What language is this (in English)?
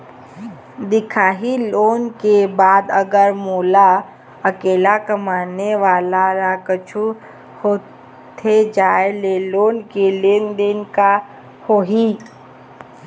Chhattisgarhi